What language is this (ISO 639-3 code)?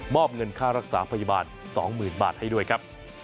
tha